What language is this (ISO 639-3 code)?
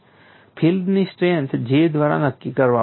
guj